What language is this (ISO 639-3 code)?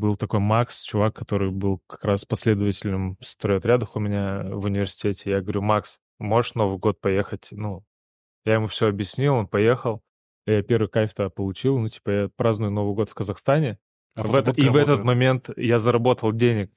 rus